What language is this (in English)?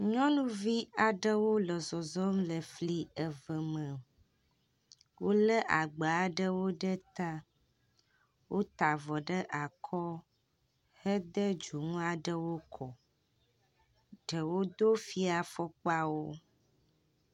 Ewe